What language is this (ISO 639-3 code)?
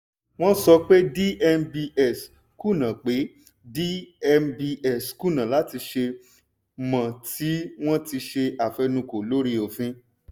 yor